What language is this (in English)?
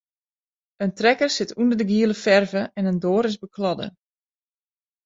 Western Frisian